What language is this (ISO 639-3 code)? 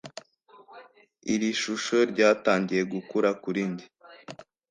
kin